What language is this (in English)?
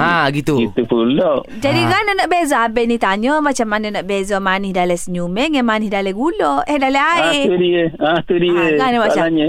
Malay